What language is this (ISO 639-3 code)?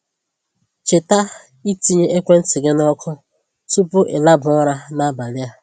ibo